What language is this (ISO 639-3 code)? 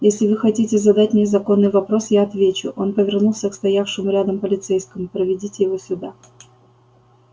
rus